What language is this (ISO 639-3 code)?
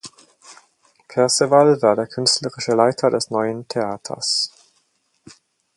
deu